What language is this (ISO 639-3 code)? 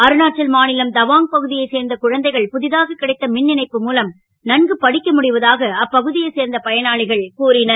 tam